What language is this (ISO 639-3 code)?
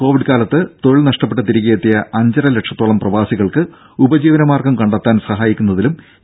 mal